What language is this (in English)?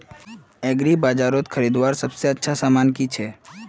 Magahi